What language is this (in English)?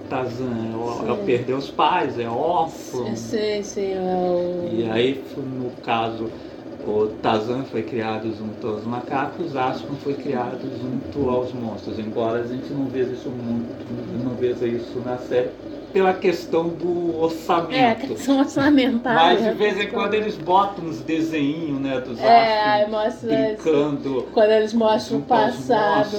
Portuguese